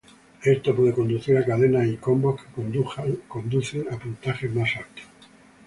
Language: Spanish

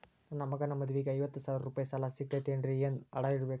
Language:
Kannada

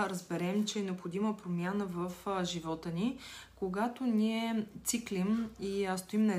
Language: Bulgarian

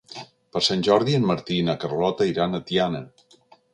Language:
Catalan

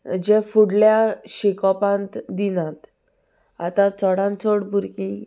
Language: Konkani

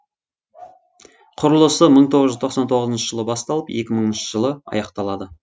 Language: Kazakh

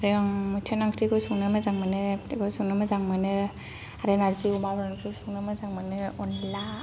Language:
Bodo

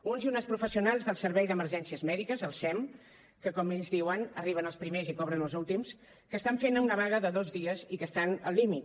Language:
Catalan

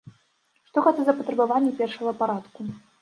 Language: Belarusian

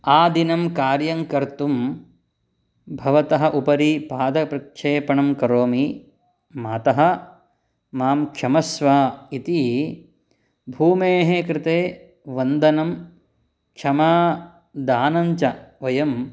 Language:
Sanskrit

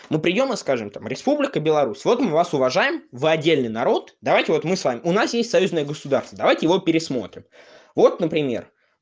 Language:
Russian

